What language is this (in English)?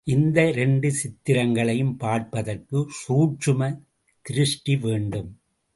Tamil